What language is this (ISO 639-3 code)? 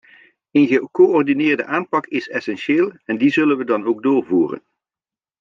nld